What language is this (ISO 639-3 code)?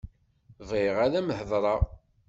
kab